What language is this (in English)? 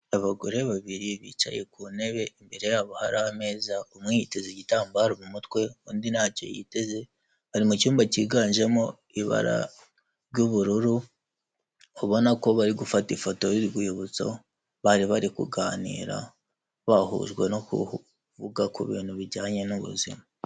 Kinyarwanda